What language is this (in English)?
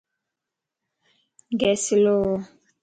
Lasi